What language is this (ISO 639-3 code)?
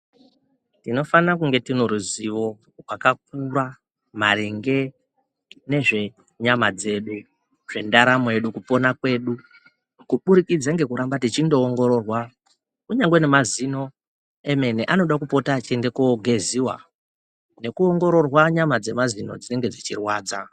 ndc